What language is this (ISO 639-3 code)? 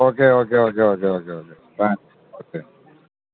mal